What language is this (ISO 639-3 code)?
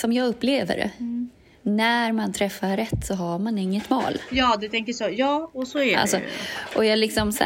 swe